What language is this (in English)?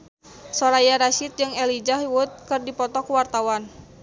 Sundanese